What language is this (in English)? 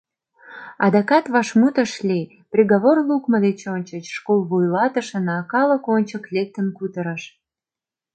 Mari